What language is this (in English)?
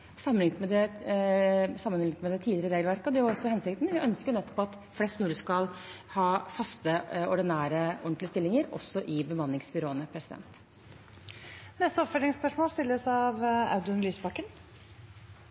Norwegian